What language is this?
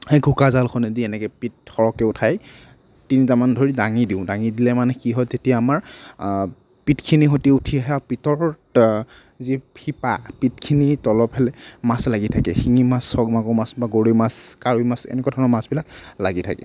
Assamese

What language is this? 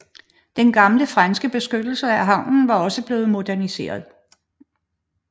Danish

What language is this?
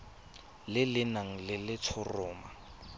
Tswana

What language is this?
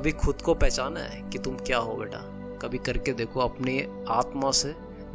Hindi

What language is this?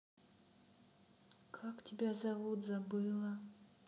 Russian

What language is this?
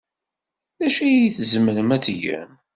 Kabyle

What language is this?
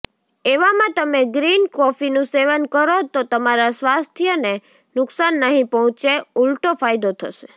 Gujarati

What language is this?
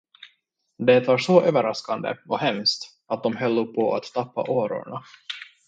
Swedish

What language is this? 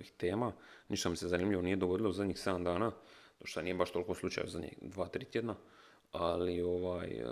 Croatian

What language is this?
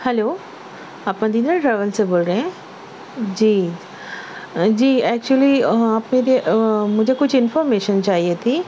Urdu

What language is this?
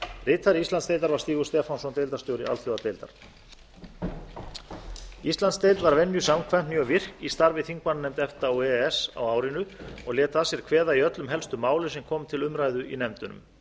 Icelandic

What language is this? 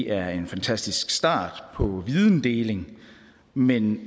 Danish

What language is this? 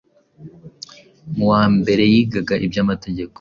Kinyarwanda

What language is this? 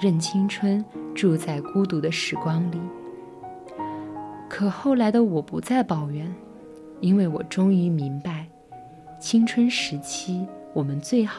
Chinese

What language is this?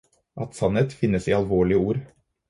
Norwegian Bokmål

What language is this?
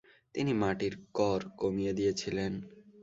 Bangla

